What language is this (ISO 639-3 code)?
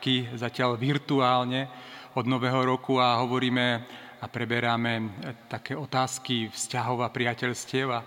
slk